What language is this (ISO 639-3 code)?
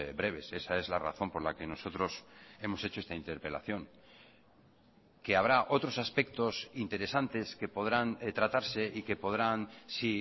spa